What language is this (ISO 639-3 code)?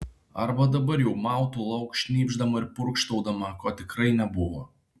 lit